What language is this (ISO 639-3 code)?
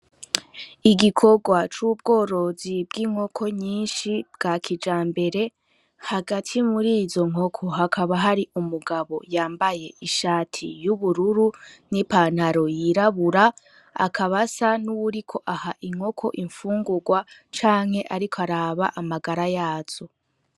run